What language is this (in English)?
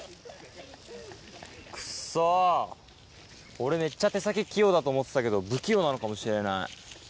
Japanese